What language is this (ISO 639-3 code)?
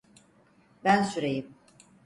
tur